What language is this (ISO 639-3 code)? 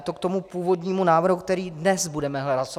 ces